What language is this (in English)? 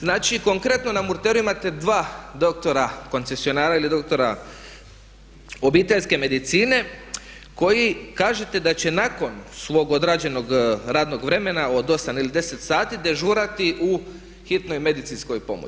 Croatian